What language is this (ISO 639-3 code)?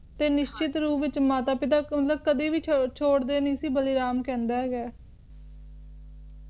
pan